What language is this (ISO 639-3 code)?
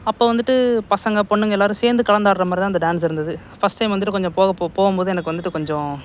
tam